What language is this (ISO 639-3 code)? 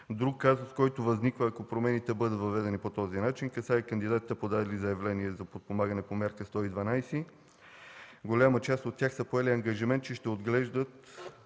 bul